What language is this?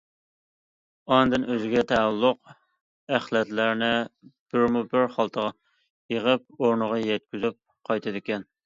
Uyghur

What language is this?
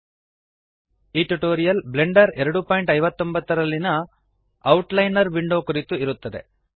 Kannada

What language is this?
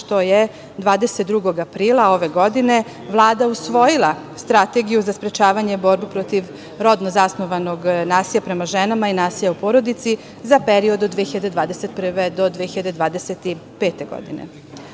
Serbian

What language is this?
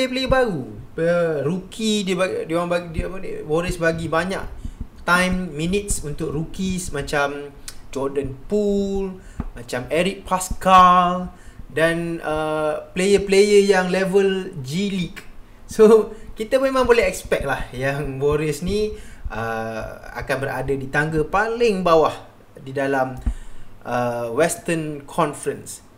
Malay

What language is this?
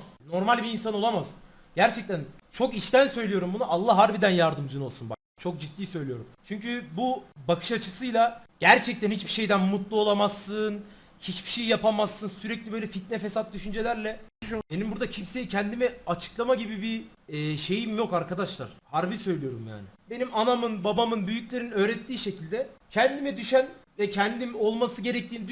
Turkish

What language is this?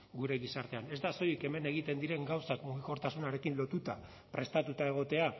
Basque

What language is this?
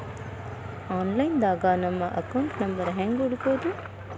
Kannada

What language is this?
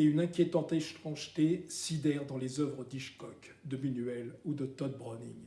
French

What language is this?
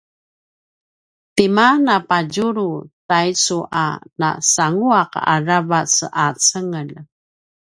Paiwan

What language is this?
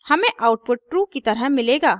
Hindi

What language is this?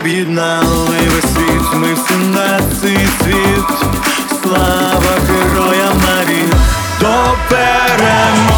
Ukrainian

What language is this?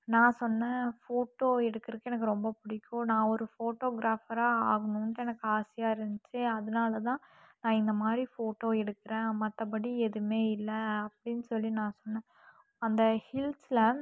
Tamil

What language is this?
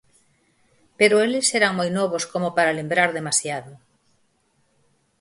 Galician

